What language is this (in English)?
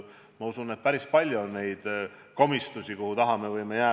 Estonian